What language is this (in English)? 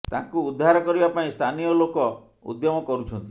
Odia